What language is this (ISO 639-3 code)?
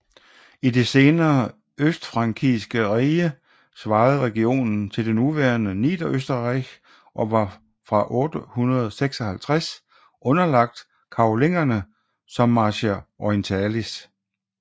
dan